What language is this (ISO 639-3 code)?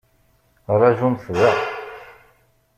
kab